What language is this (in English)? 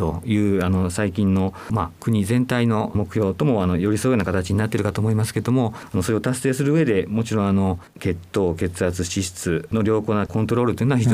Japanese